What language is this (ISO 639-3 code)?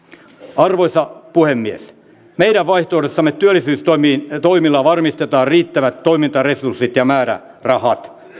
fin